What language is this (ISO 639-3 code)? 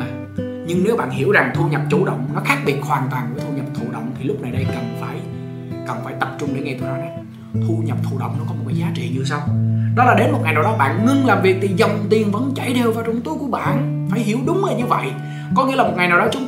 vie